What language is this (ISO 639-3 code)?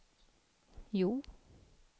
swe